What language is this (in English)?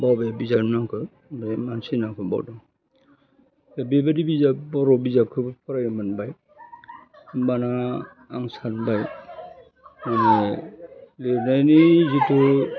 Bodo